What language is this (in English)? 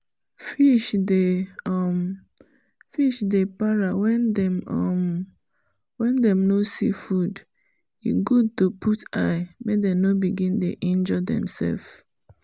Nigerian Pidgin